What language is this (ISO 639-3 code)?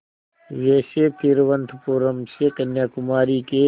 hin